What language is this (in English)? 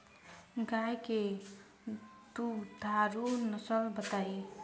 Bhojpuri